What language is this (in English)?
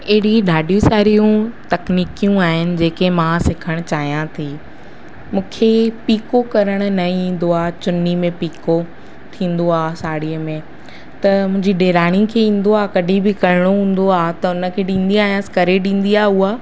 Sindhi